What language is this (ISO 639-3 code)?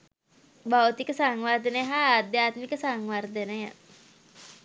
sin